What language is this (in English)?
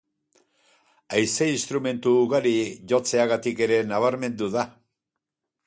Basque